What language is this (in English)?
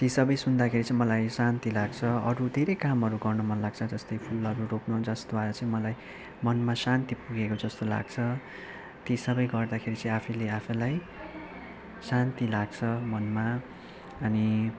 Nepali